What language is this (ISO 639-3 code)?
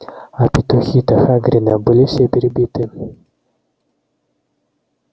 rus